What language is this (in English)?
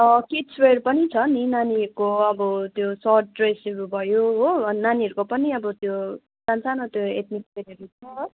Nepali